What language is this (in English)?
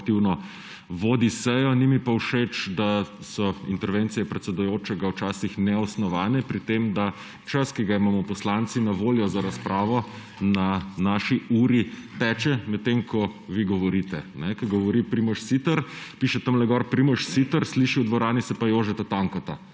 Slovenian